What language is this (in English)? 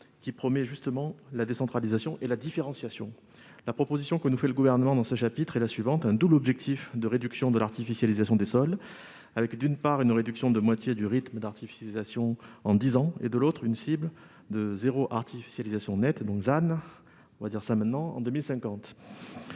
French